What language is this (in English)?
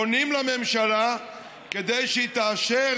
Hebrew